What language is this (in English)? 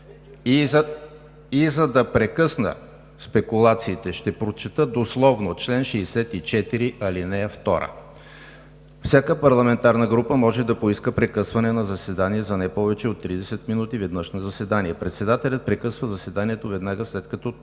Bulgarian